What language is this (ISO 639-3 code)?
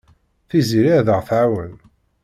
kab